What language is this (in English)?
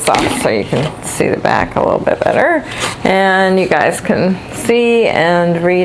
English